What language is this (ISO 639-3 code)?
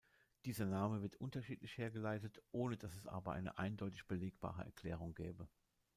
deu